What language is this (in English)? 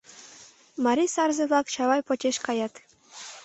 Mari